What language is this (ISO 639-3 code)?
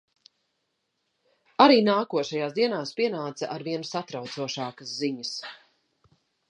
lav